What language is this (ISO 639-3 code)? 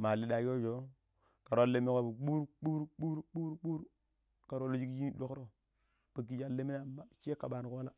pip